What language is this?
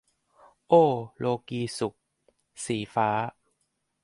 Thai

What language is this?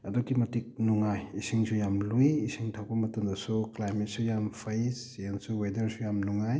Manipuri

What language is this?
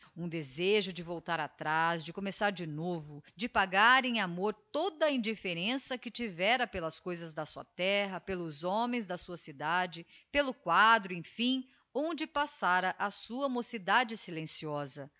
Portuguese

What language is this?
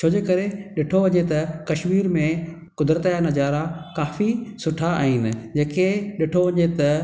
Sindhi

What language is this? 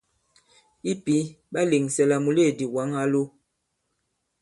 Bankon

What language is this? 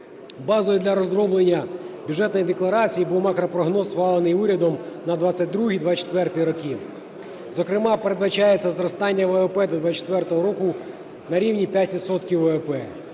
Ukrainian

